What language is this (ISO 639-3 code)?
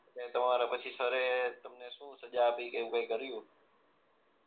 guj